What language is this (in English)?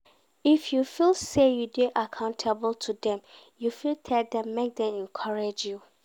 Nigerian Pidgin